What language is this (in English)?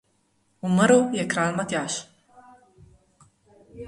Slovenian